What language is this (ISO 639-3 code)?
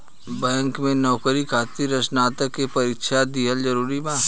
bho